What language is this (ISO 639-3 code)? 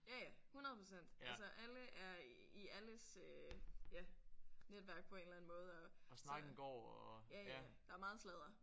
dan